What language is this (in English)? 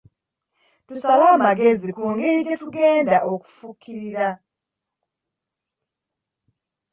Ganda